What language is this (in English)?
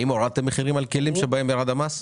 Hebrew